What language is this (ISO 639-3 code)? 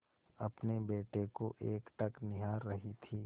hin